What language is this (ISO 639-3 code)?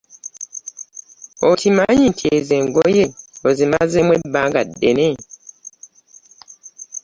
lug